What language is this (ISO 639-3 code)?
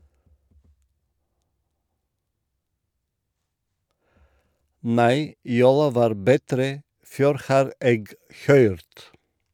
nor